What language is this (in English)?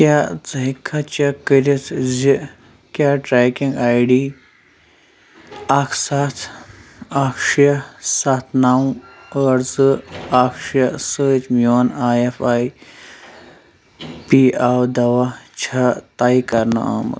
Kashmiri